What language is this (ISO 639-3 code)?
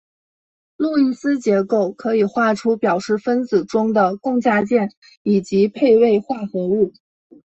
zho